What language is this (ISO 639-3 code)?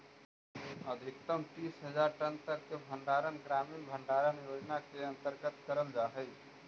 mag